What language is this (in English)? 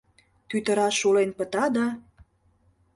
Mari